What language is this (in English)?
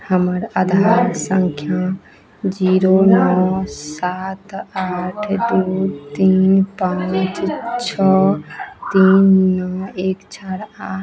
Maithili